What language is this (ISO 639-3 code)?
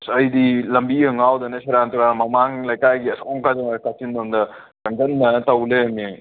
mni